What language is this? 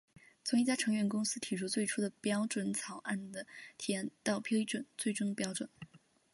Chinese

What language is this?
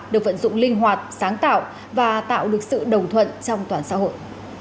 Vietnamese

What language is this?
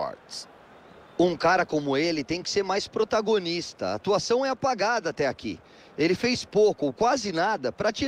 Portuguese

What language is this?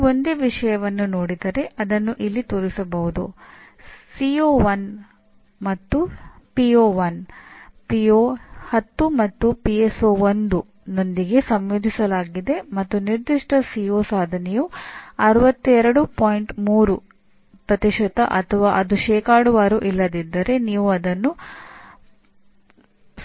Kannada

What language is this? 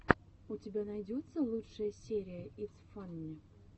Russian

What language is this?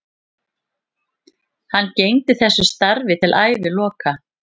Icelandic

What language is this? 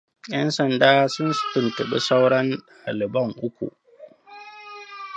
Hausa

